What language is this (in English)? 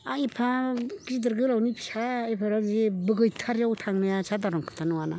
Bodo